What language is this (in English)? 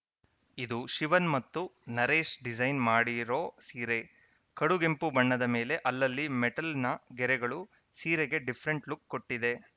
Kannada